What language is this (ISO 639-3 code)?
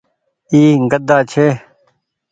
gig